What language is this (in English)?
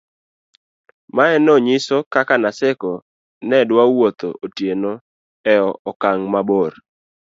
Luo (Kenya and Tanzania)